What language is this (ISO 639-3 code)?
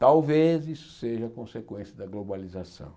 por